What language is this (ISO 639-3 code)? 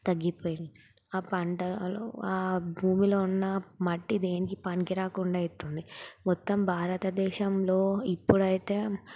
tel